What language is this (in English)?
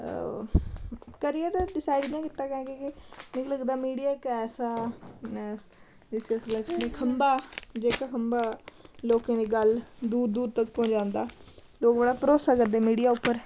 Dogri